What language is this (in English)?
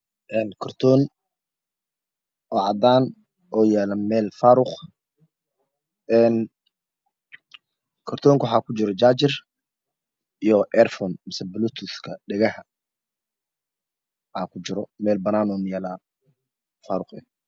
Somali